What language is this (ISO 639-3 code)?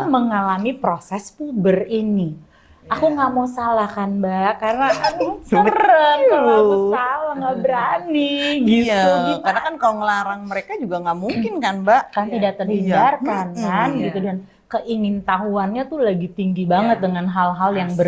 ind